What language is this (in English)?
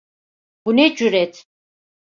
Turkish